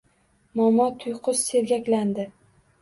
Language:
Uzbek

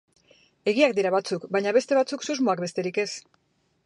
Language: Basque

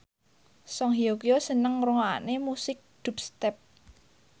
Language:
Javanese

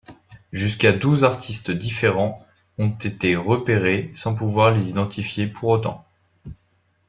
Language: French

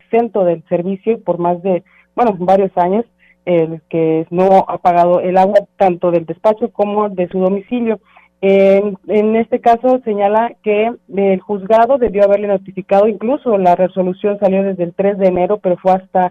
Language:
Spanish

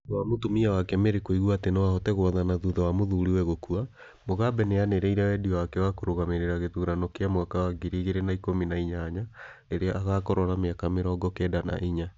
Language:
Kikuyu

